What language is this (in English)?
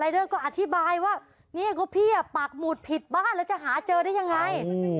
Thai